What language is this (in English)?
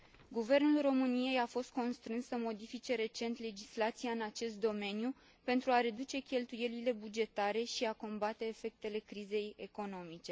Romanian